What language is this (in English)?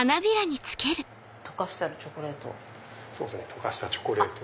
Japanese